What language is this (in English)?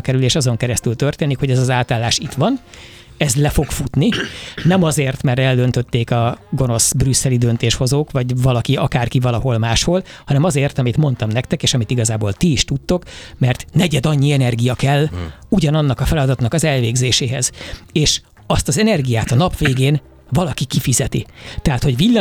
Hungarian